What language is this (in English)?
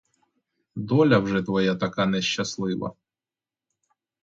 Ukrainian